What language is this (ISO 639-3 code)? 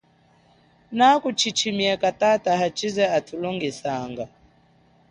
cjk